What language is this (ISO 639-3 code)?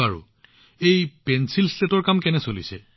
asm